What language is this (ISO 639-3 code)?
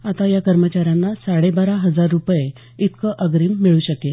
mar